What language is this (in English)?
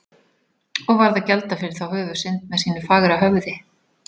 Icelandic